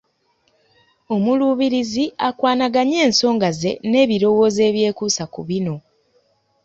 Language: Ganda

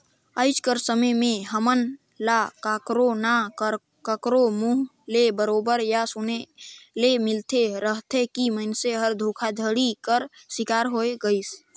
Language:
Chhattisgarhi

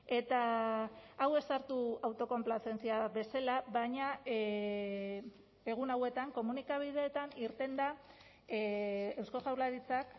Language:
Basque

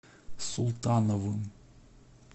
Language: Russian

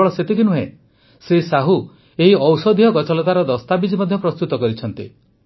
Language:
Odia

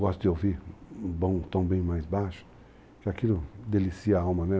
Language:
Portuguese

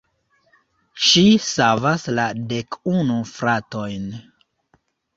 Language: Esperanto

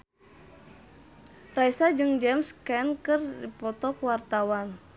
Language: Sundanese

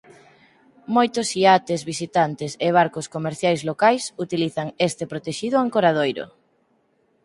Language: Galician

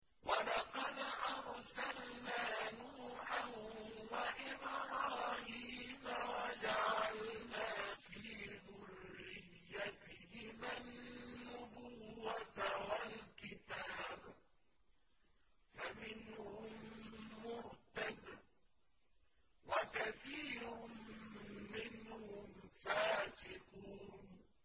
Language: Arabic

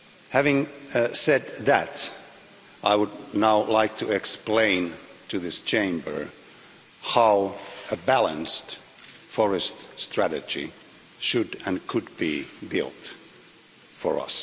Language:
English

